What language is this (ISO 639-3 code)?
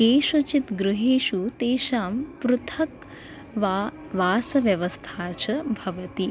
san